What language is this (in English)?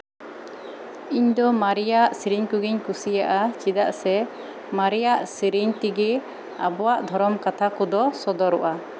Santali